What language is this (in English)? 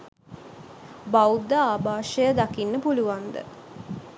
Sinhala